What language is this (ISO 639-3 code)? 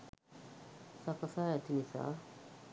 sin